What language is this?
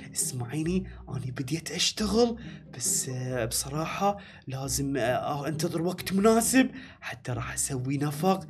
Arabic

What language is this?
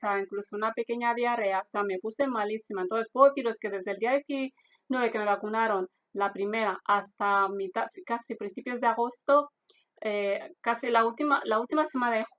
Spanish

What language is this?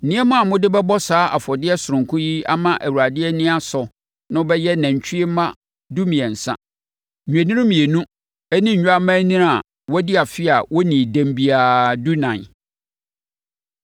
Akan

